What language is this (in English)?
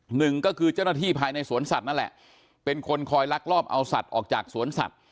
Thai